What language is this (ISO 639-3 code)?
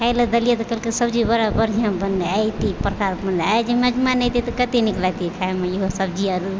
mai